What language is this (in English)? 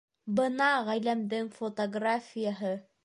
Bashkir